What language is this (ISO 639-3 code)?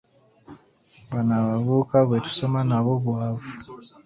lug